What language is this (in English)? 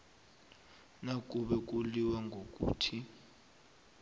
South Ndebele